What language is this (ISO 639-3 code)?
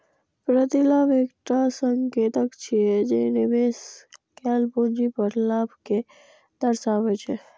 mai